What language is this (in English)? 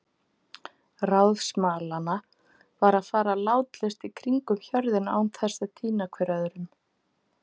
Icelandic